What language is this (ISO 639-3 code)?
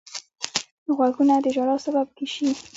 pus